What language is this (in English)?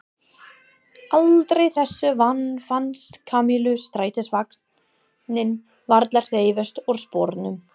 Icelandic